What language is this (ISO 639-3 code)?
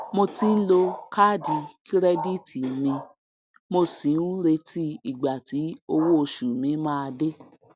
yor